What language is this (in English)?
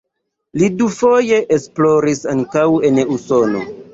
Esperanto